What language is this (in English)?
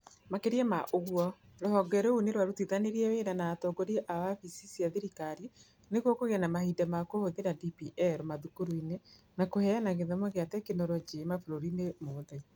Kikuyu